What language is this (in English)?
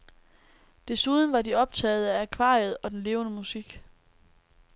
Danish